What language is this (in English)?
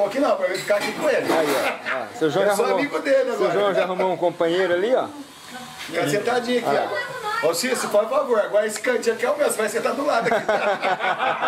Portuguese